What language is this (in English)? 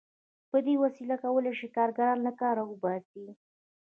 Pashto